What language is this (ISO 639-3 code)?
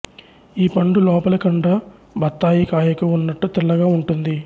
tel